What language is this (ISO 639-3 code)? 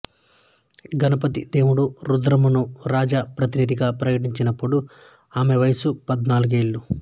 tel